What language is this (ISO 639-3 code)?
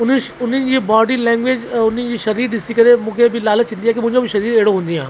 snd